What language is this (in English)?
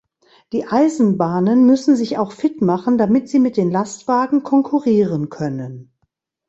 German